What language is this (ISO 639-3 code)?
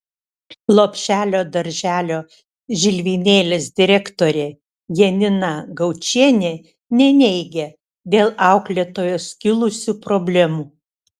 lit